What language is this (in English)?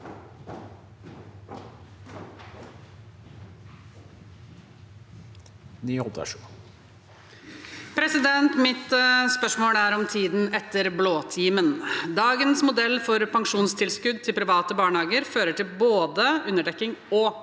Norwegian